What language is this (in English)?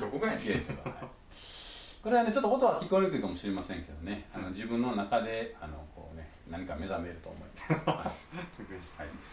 Japanese